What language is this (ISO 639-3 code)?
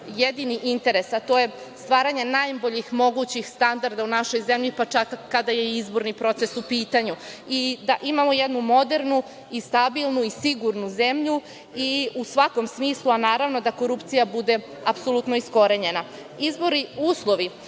srp